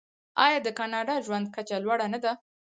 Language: Pashto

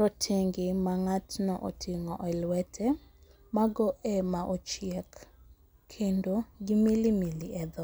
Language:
Luo (Kenya and Tanzania)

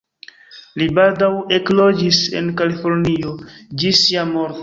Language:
Esperanto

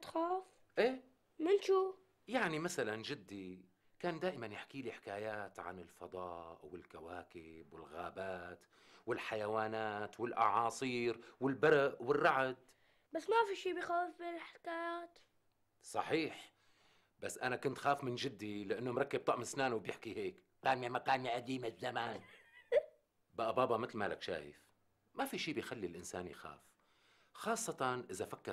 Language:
Arabic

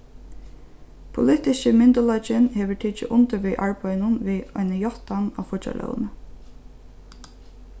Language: Faroese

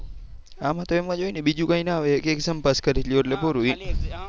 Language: Gujarati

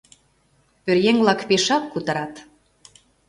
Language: Mari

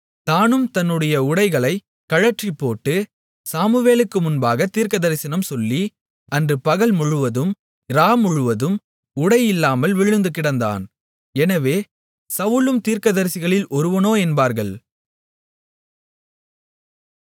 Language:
Tamil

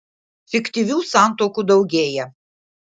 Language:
Lithuanian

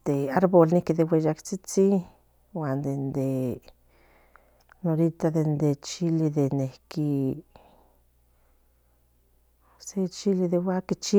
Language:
Central Nahuatl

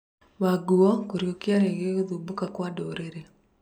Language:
Kikuyu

